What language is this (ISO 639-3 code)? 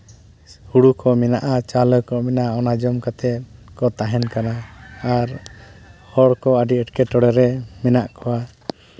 sat